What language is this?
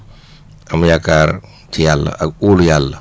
Wolof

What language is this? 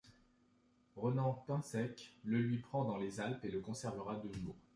French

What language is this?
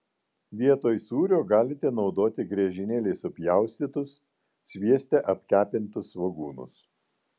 Lithuanian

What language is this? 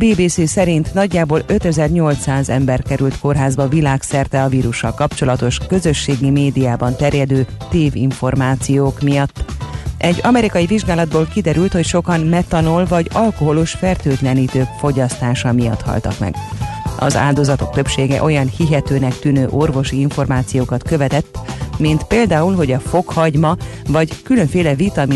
Hungarian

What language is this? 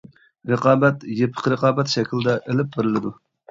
Uyghur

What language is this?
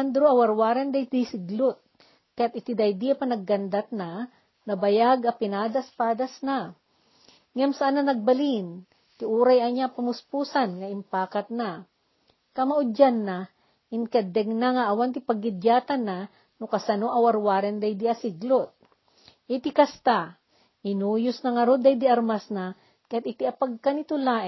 Filipino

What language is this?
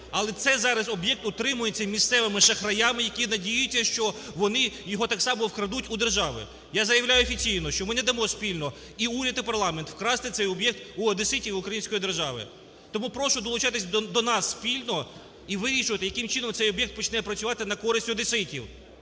Ukrainian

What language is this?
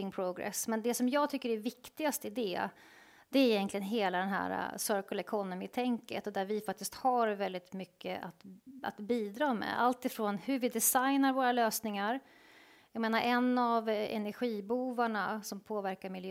Swedish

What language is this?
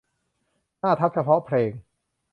Thai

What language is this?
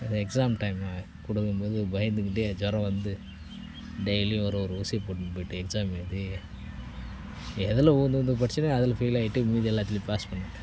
Tamil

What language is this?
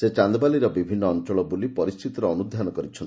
Odia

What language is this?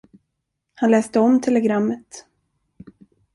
Swedish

